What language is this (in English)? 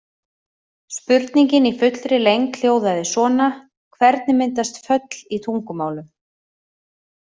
Icelandic